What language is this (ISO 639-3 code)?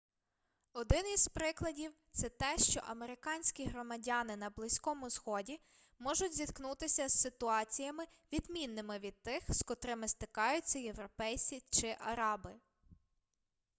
ukr